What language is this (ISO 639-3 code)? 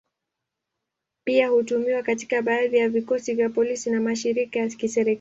swa